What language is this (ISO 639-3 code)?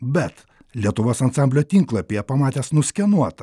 lit